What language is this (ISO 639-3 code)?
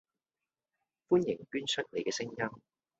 yue